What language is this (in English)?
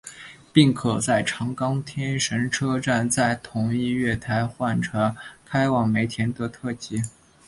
Chinese